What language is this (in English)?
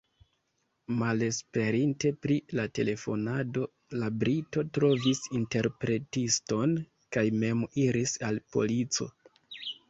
Esperanto